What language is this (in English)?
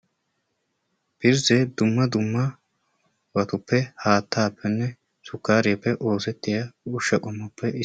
Wolaytta